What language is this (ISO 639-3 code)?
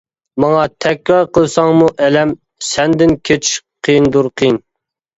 uig